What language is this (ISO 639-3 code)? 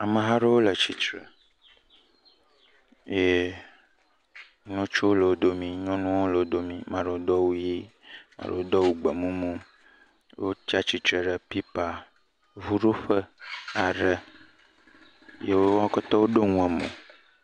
ewe